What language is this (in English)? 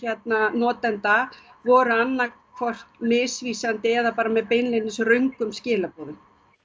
Icelandic